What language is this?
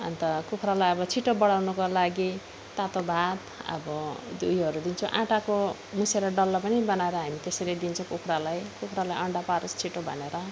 Nepali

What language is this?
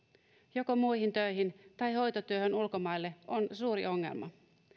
Finnish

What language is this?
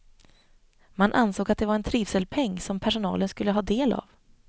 Swedish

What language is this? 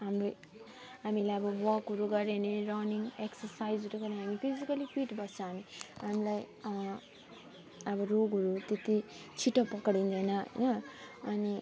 Nepali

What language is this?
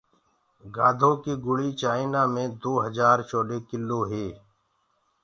Gurgula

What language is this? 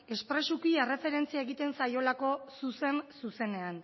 Basque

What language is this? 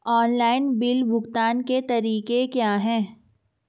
Hindi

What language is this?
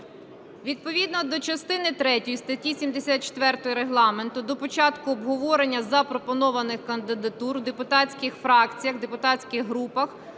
Ukrainian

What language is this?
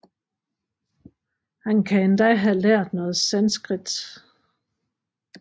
Danish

